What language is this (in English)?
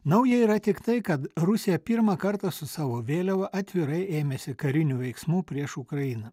Lithuanian